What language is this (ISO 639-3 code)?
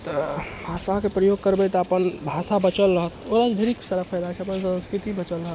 mai